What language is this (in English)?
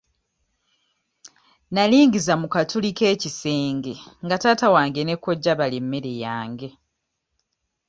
Ganda